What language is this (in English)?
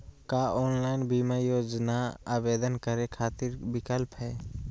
Magahi